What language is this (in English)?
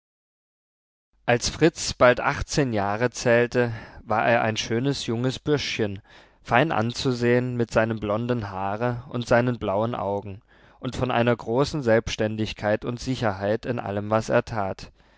German